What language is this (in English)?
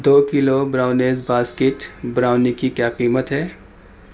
Urdu